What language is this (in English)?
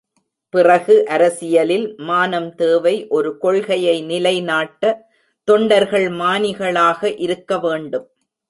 Tamil